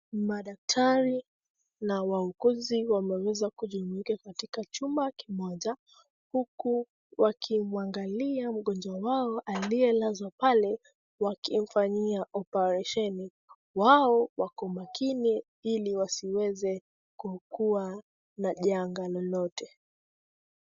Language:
Swahili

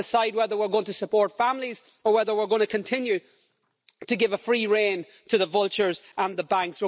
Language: English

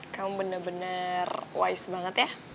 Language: Indonesian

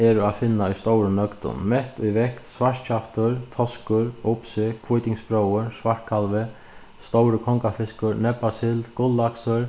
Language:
Faroese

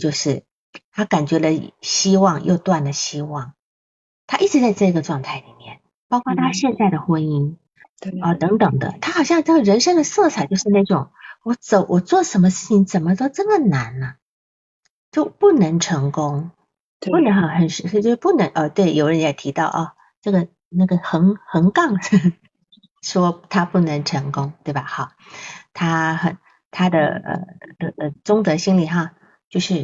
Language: Chinese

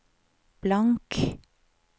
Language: Norwegian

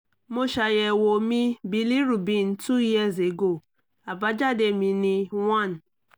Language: Yoruba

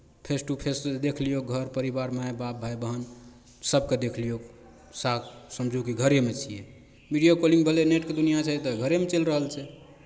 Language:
Maithili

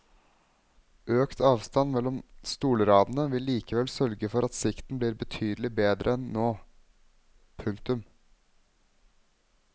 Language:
Norwegian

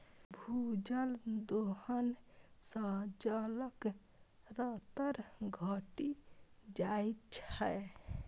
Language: Maithili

